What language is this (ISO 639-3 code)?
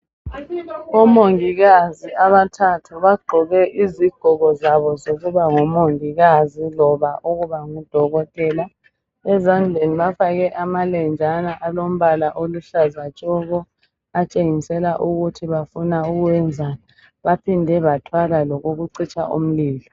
nde